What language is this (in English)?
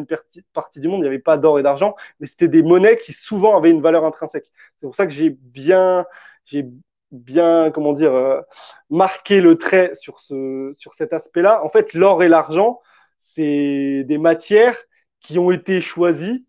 French